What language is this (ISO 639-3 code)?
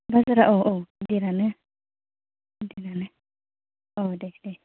brx